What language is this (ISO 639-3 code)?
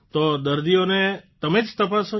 guj